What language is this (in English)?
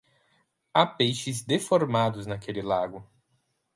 Portuguese